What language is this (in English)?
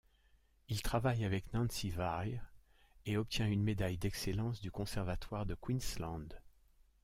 French